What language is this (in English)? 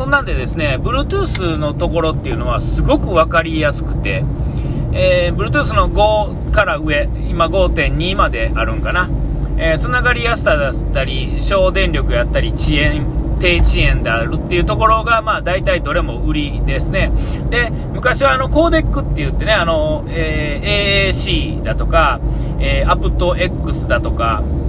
Japanese